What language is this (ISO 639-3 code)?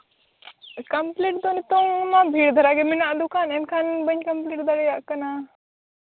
sat